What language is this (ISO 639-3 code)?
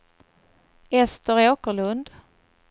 swe